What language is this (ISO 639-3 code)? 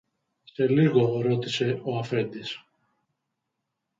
ell